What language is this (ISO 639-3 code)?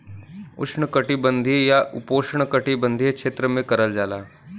bho